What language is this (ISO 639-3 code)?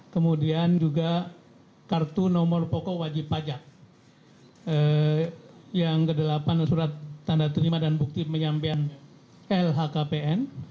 ind